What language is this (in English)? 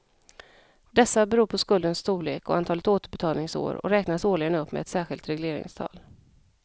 Swedish